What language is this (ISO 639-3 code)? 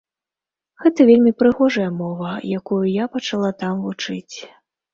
bel